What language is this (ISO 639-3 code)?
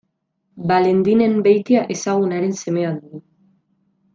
eus